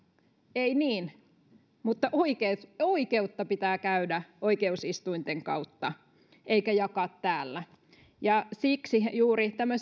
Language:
Finnish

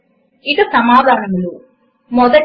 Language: Telugu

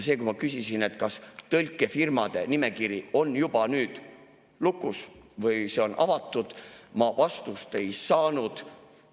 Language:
Estonian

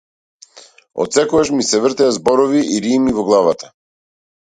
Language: Macedonian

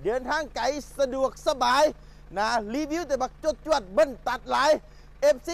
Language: Thai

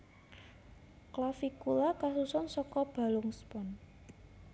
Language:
Javanese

